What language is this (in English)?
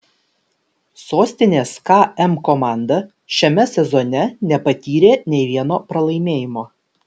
Lithuanian